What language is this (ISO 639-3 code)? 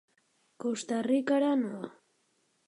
eus